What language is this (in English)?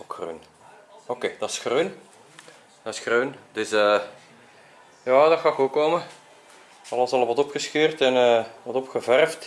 Dutch